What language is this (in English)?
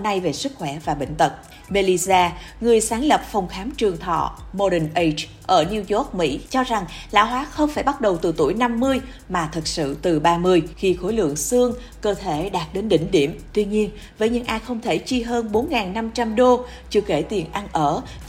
Vietnamese